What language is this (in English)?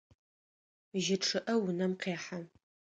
Adyghe